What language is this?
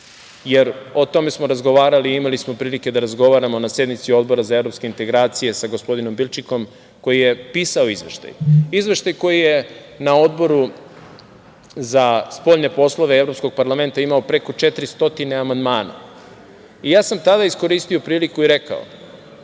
Serbian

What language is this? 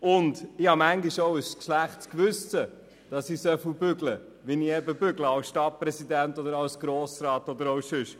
Swiss German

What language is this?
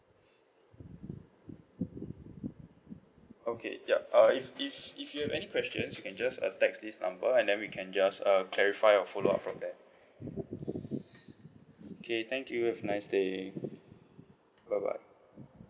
English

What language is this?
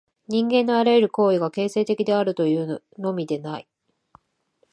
Japanese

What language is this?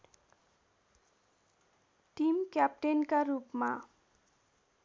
Nepali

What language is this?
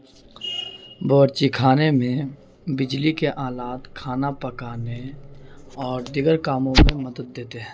Urdu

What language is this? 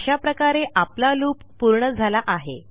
Marathi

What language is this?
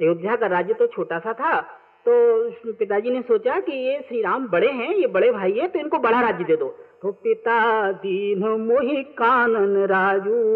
Hindi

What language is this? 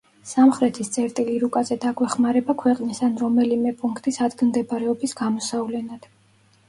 Georgian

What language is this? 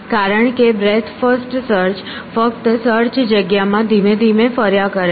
Gujarati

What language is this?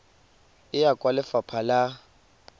Tswana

